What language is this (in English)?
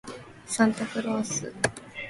Japanese